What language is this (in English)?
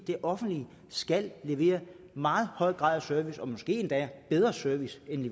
Danish